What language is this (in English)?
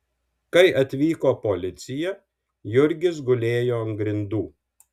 Lithuanian